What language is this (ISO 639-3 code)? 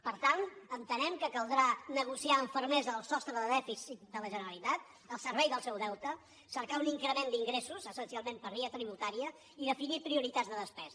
cat